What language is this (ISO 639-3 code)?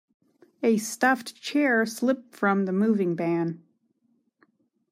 eng